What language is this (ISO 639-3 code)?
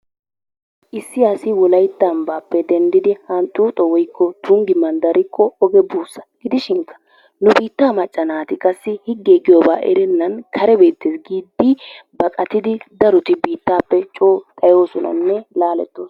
wal